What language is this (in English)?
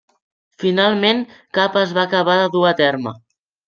Catalan